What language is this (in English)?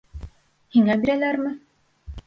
Bashkir